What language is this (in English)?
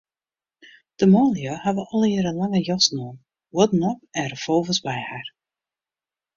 Western Frisian